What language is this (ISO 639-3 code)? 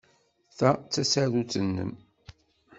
kab